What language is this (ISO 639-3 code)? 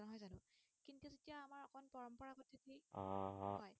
asm